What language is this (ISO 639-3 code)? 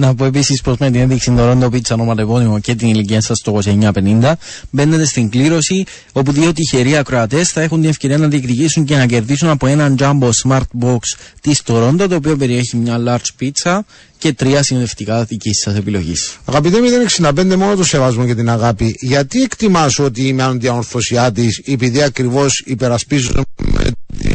ell